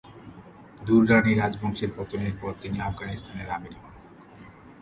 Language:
Bangla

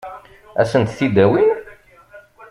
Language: Kabyle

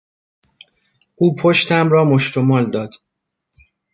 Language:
Persian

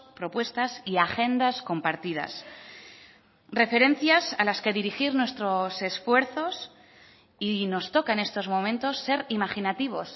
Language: Spanish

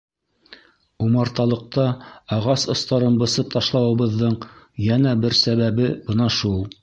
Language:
Bashkir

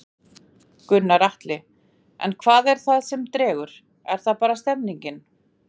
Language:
Icelandic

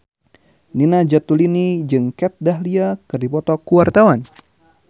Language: Sundanese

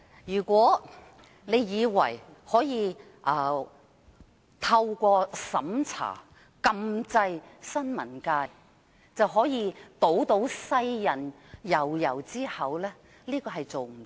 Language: Cantonese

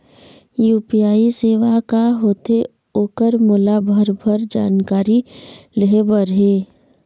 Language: Chhattisgarhi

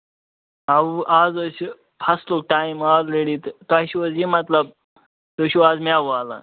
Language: Kashmiri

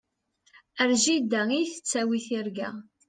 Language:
Kabyle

